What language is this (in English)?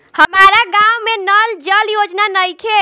Bhojpuri